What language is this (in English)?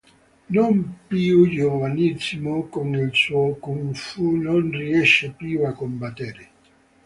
Italian